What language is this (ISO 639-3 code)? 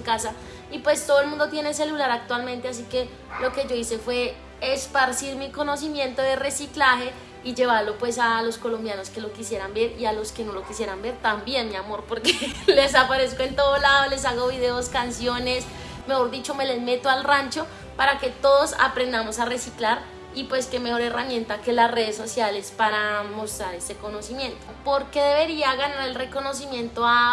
spa